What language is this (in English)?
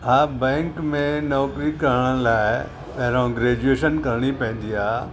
Sindhi